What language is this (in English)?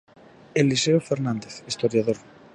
Galician